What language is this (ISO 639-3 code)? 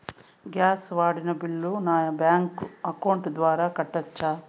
tel